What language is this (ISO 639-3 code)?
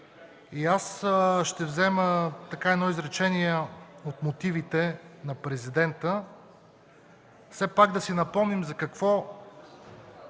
bul